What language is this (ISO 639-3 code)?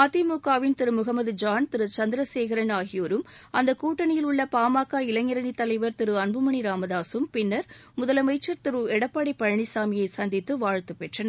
tam